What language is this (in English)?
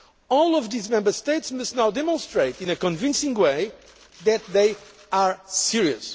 English